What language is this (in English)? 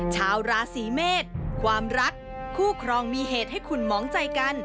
Thai